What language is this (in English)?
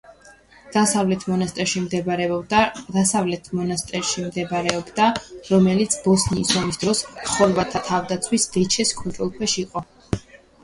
Georgian